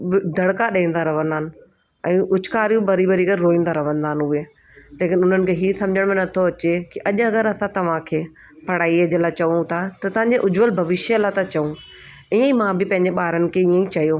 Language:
Sindhi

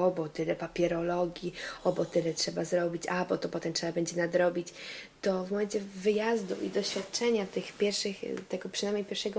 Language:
Polish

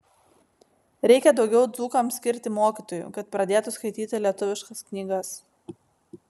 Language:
Lithuanian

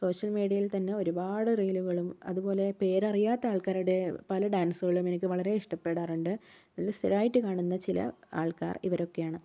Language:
Malayalam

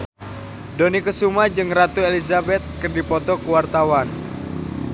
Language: Sundanese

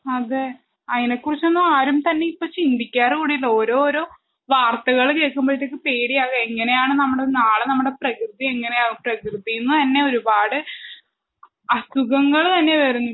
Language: Malayalam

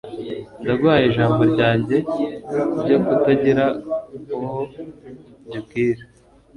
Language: Kinyarwanda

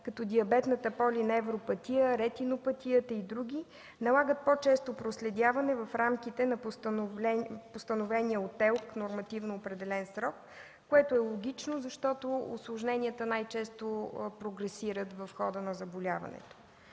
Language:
Bulgarian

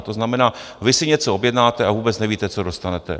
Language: Czech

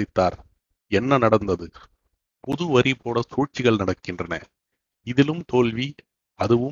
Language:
Tamil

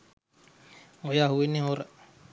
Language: Sinhala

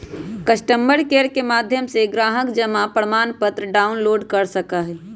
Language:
Magahi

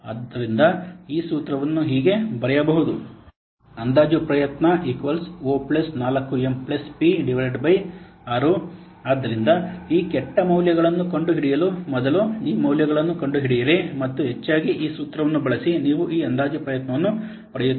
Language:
Kannada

